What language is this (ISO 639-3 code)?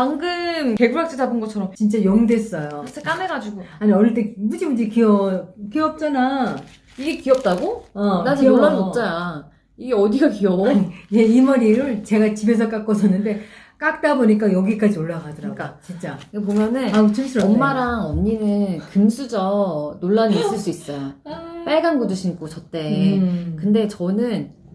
kor